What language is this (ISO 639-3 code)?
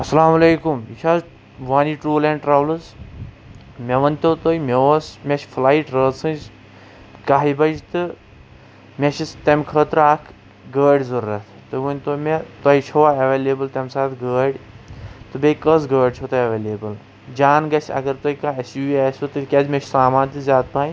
kas